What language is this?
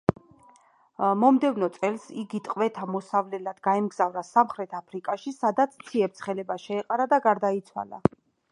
Georgian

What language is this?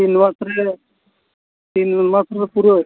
Santali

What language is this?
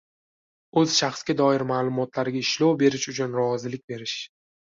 Uzbek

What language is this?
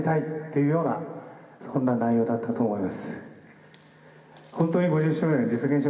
Japanese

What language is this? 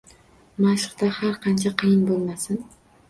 Uzbek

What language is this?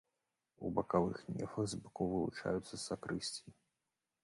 Belarusian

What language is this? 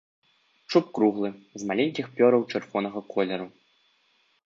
Belarusian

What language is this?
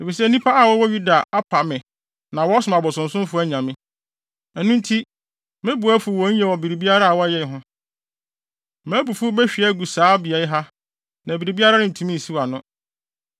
Akan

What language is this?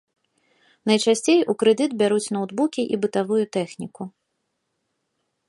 Belarusian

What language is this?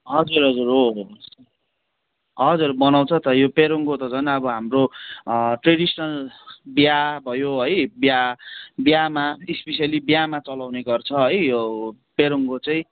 Nepali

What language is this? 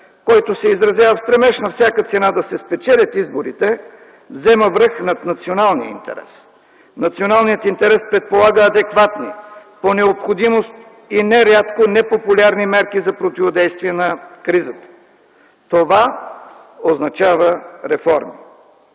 Bulgarian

